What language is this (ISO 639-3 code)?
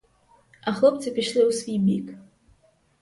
ukr